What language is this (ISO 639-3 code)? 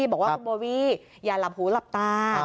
tha